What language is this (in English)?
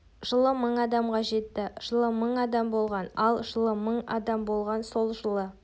Kazakh